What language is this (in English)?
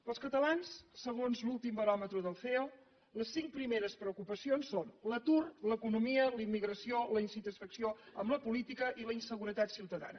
Catalan